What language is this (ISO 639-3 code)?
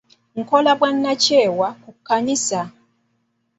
lug